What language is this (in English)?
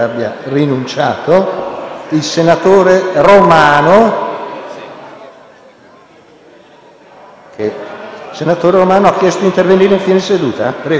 Italian